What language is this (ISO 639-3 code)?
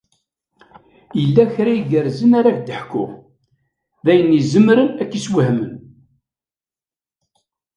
kab